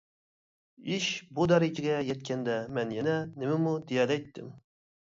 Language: Uyghur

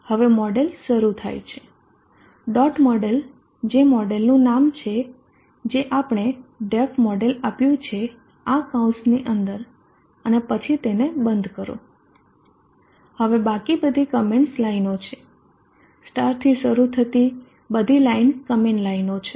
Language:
Gujarati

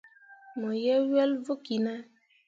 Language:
Mundang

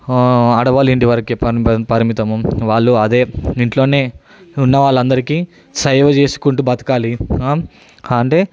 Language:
Telugu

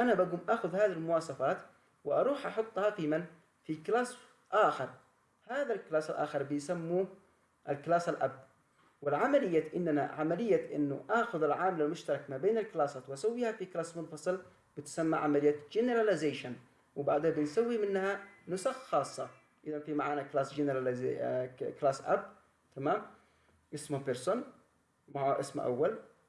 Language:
Arabic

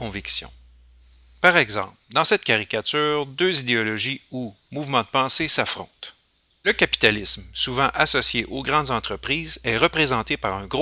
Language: French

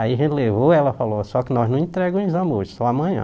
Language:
Portuguese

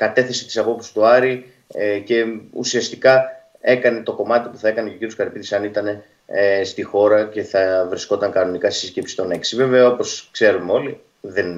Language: Greek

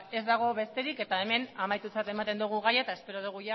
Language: Basque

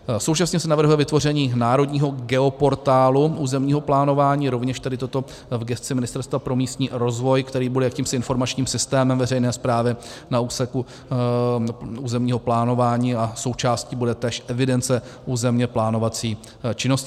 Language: Czech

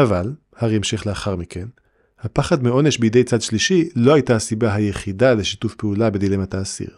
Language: Hebrew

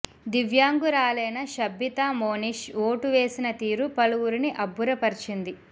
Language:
Telugu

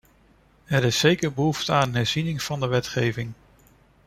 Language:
Dutch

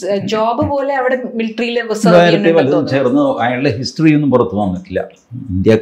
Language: Malayalam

